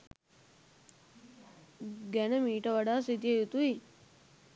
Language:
Sinhala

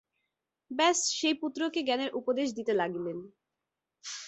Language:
Bangla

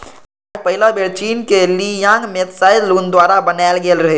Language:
Maithili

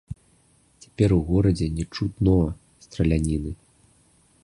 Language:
Belarusian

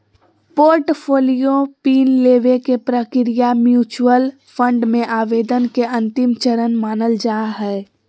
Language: Magahi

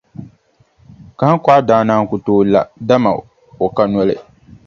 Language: Dagbani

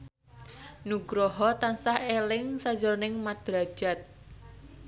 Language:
Javanese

